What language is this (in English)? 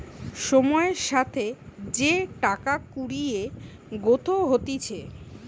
Bangla